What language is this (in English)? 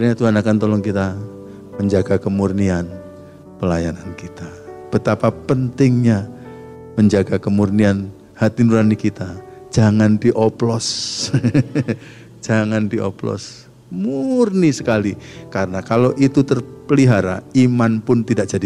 Indonesian